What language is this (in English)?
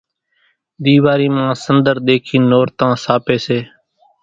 Kachi Koli